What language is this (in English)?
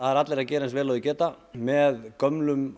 Icelandic